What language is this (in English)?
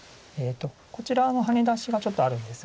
Japanese